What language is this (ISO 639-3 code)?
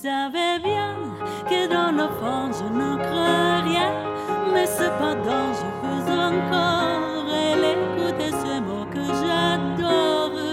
fra